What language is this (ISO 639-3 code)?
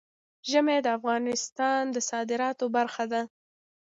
pus